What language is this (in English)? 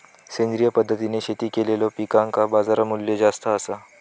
Marathi